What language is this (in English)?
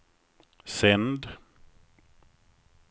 Swedish